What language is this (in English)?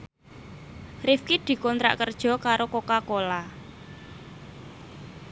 Javanese